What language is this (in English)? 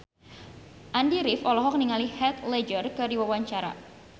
Sundanese